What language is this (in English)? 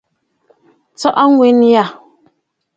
Bafut